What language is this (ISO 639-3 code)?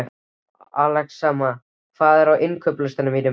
isl